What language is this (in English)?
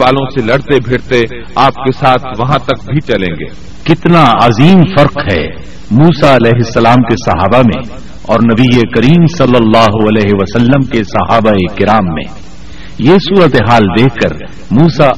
Urdu